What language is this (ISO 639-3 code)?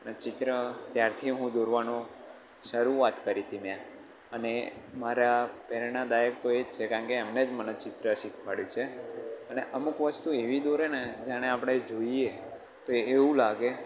guj